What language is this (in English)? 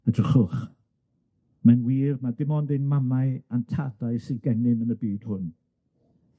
Welsh